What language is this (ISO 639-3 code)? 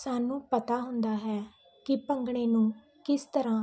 pan